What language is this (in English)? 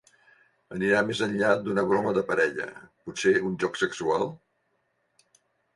Catalan